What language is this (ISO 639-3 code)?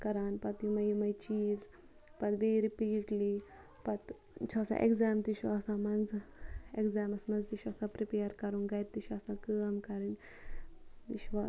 kas